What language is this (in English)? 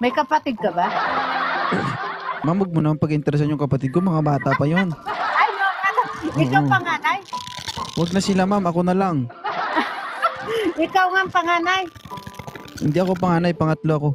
Filipino